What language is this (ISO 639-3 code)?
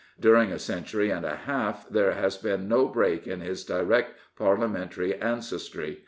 eng